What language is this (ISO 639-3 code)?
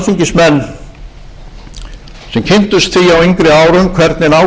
isl